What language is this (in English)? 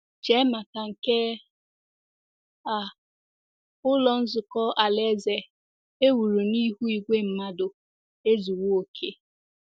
Igbo